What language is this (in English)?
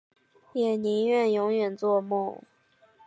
Chinese